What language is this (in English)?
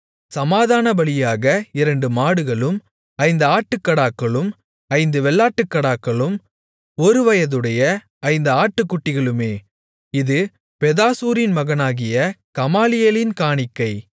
Tamil